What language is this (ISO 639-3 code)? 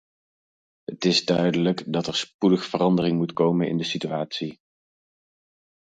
nld